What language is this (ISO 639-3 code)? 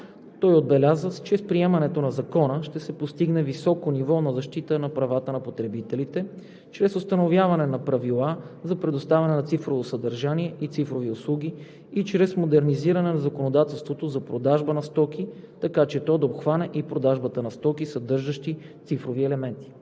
bul